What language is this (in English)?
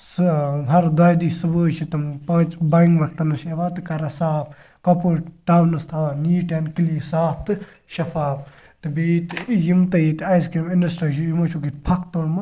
Kashmiri